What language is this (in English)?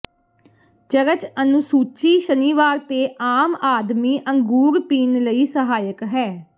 Punjabi